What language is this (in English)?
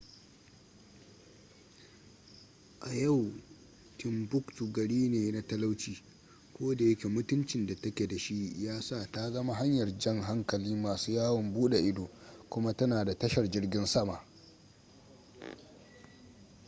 Hausa